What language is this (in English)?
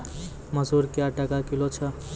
Maithili